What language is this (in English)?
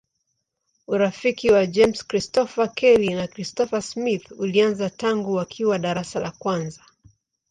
Swahili